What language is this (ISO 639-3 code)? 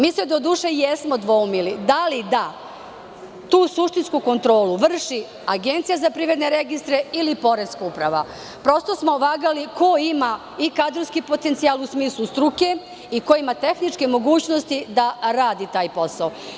srp